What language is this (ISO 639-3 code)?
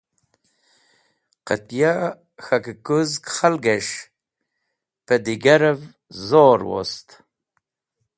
wbl